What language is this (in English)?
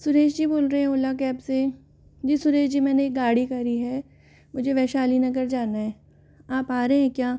Hindi